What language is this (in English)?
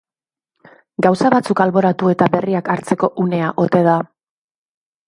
Basque